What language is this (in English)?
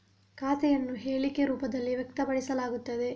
Kannada